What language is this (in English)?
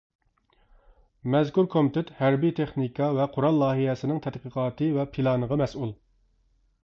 Uyghur